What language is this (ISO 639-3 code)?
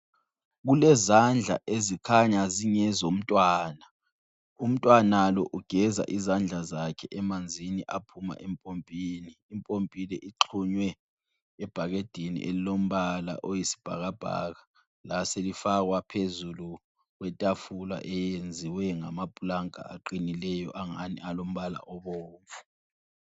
nde